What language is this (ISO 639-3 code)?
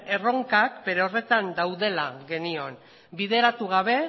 eus